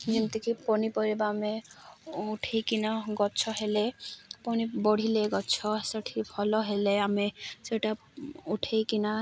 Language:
Odia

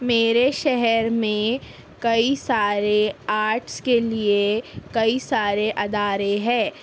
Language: Urdu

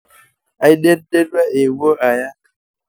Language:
Masai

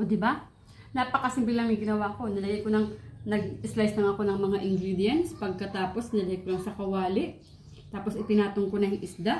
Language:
Filipino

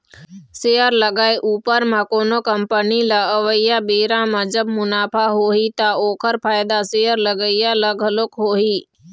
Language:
Chhattisgarhi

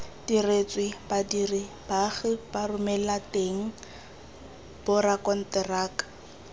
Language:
Tswana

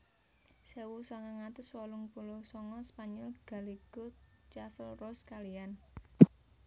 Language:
Javanese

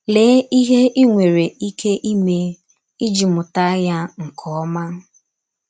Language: Igbo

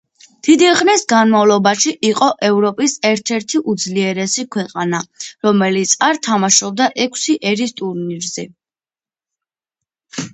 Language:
Georgian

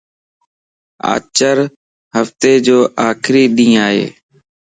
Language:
Lasi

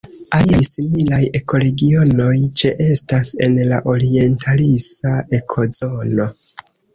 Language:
Esperanto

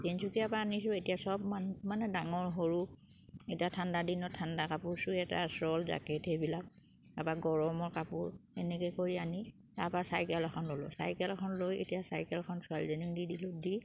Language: Assamese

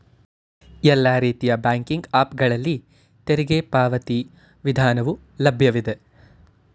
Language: Kannada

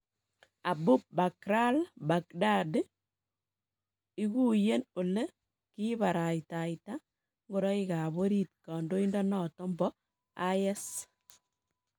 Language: Kalenjin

